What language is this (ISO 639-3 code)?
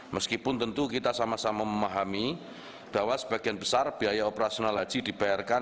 ind